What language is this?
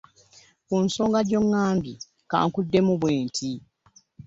Ganda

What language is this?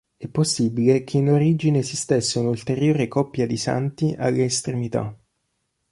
Italian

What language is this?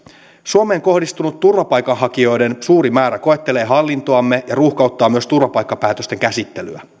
Finnish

